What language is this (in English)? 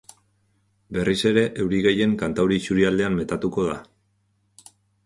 Basque